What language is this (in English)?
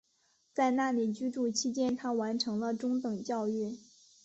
Chinese